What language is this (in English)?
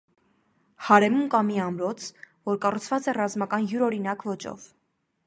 Armenian